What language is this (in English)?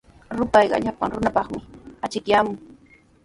Sihuas Ancash Quechua